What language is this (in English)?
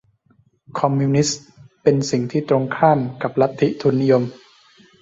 Thai